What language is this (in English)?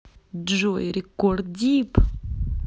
Russian